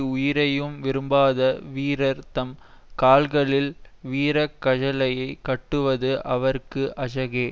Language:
Tamil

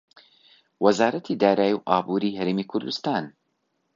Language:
Central Kurdish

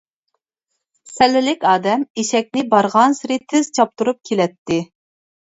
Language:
Uyghur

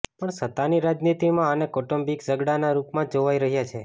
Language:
Gujarati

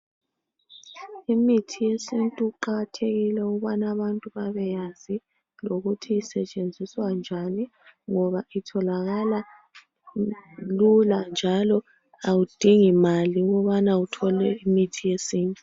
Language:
North Ndebele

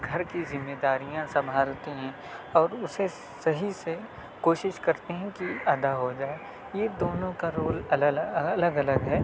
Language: Urdu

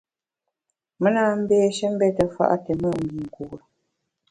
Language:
Bamun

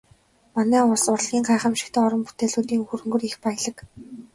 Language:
Mongolian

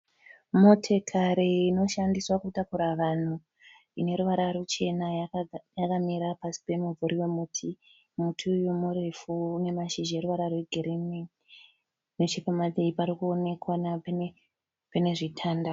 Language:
Shona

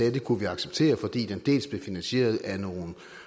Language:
Danish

